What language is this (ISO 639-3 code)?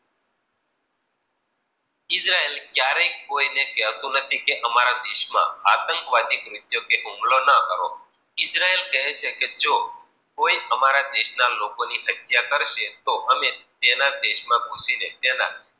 guj